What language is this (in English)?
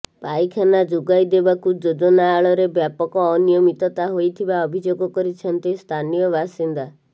Odia